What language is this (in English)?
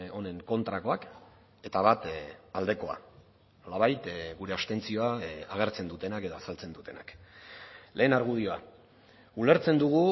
Basque